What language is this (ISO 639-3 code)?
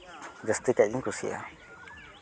sat